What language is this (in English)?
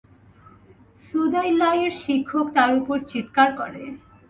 Bangla